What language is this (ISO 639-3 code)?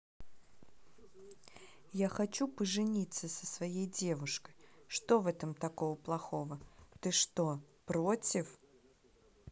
rus